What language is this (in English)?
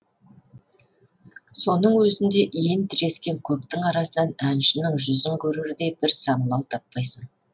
Kazakh